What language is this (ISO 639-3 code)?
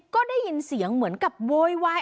tha